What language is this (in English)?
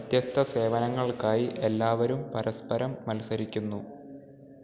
Malayalam